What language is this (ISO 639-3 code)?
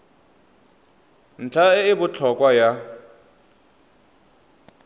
tsn